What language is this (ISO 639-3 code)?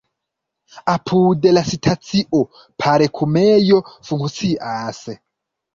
epo